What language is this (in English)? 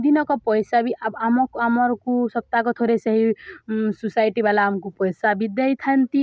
Odia